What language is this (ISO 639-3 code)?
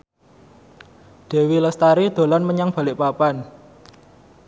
jav